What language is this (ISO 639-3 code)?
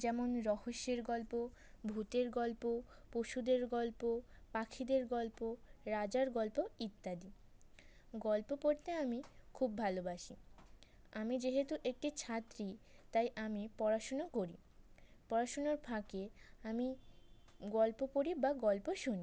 ben